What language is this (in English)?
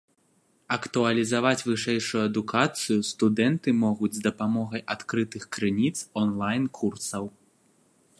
Belarusian